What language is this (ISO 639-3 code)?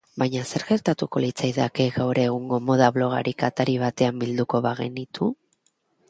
eus